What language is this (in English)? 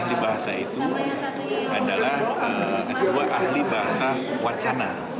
Indonesian